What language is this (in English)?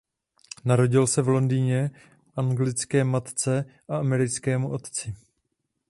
Czech